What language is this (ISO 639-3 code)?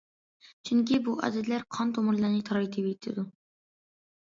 uig